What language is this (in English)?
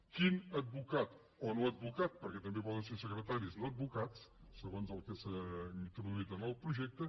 Catalan